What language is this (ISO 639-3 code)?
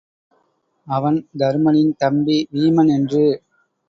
tam